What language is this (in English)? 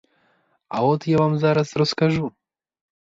Ukrainian